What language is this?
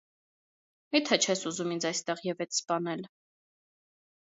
Armenian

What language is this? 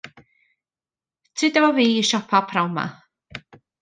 Welsh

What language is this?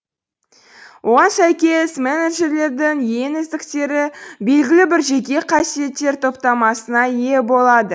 Kazakh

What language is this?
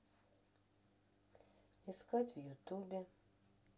Russian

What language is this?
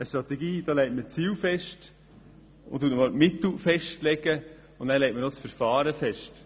Swiss German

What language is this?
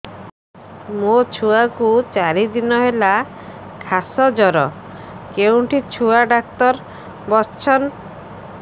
Odia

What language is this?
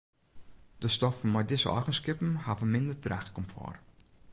Western Frisian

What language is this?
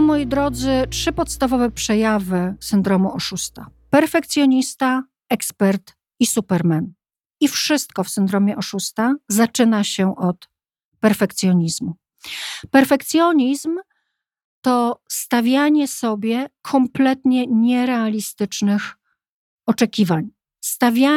Polish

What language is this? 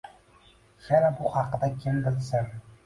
Uzbek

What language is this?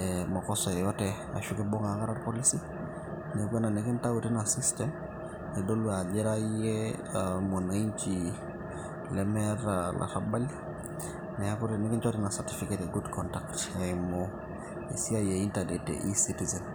Masai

